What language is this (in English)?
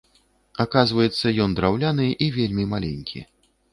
Belarusian